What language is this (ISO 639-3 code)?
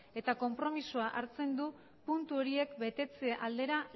eus